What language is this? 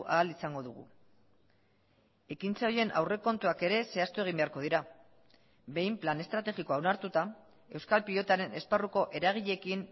Basque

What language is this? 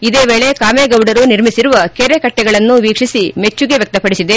Kannada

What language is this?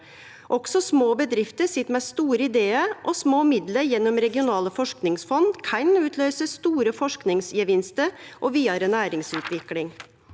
Norwegian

